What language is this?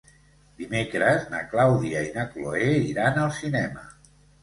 Catalan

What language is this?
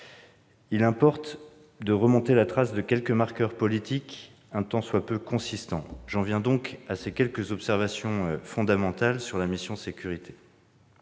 French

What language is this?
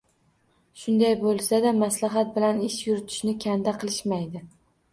Uzbek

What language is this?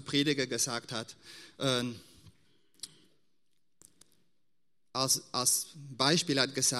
German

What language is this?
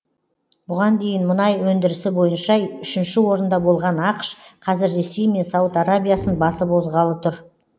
Kazakh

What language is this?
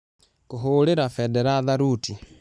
Kikuyu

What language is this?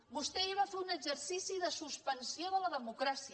Catalan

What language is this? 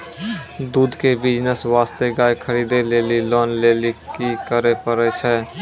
Maithili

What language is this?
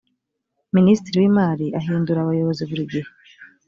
Kinyarwanda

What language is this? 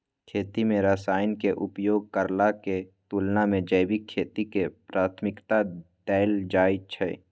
Maithili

